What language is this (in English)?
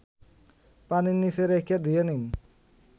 Bangla